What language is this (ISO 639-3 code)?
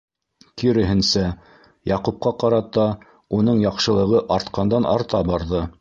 bak